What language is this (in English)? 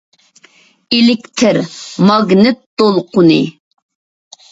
Uyghur